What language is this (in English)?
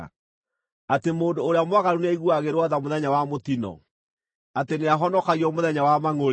Kikuyu